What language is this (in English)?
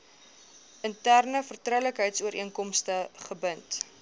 Afrikaans